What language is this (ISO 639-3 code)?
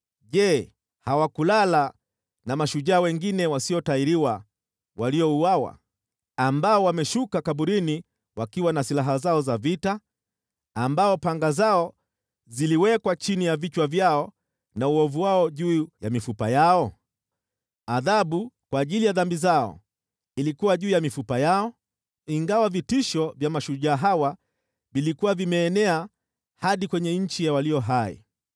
swa